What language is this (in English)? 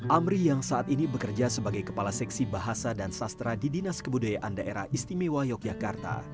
Indonesian